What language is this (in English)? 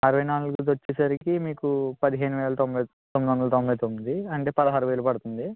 Telugu